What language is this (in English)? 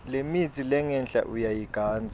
Swati